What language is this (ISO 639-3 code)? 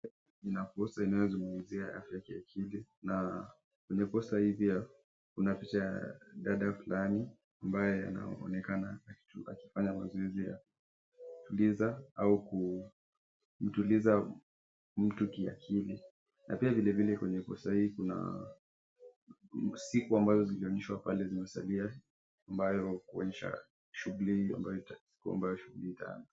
swa